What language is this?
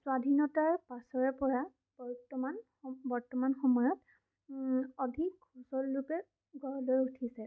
Assamese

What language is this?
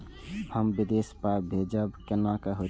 Maithili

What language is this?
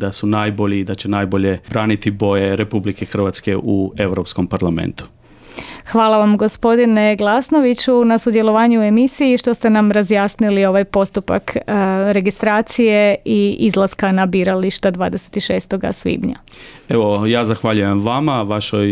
Croatian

